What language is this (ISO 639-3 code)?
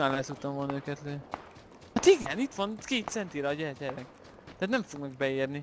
hun